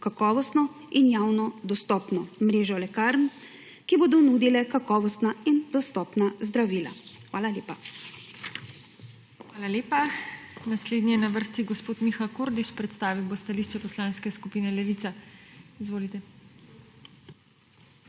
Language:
Slovenian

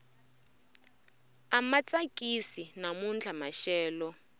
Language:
Tsonga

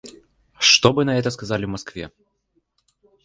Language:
Russian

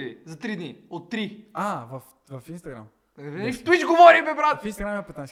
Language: Bulgarian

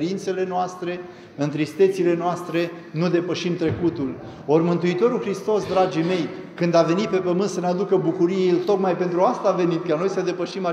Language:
Romanian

